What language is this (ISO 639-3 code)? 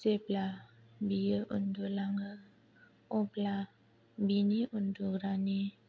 brx